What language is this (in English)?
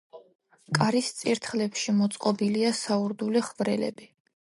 Georgian